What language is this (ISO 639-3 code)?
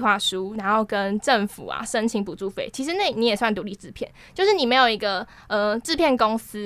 zho